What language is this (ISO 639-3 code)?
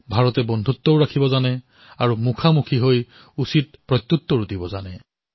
asm